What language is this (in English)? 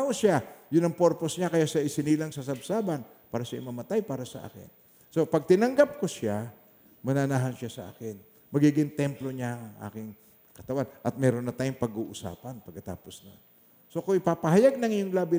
Filipino